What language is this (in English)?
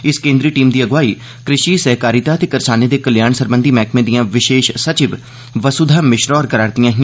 Dogri